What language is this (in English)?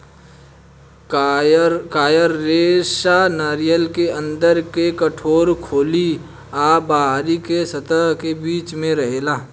Bhojpuri